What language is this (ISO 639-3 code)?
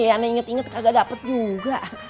ind